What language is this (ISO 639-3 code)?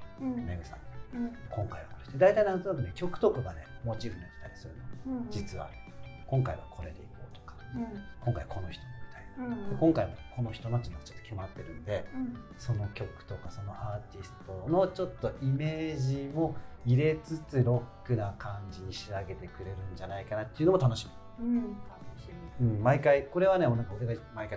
jpn